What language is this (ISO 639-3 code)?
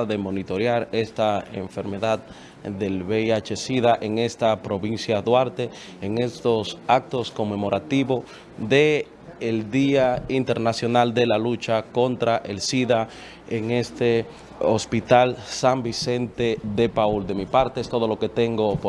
spa